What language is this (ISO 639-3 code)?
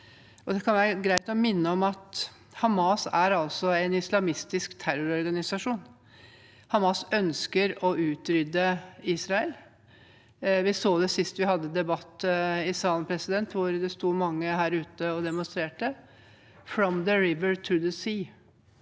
nor